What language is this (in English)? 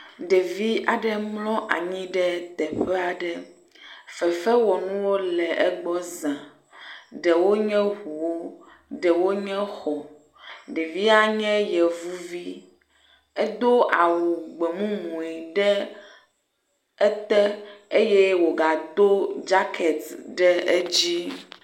Ewe